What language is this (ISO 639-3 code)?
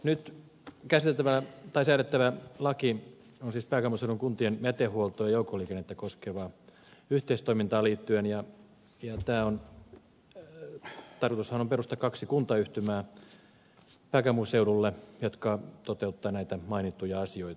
fin